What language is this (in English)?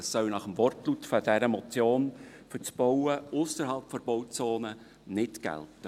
Swiss German